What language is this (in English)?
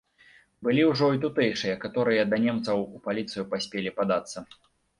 Belarusian